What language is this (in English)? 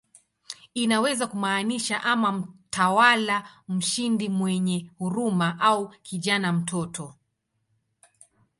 Swahili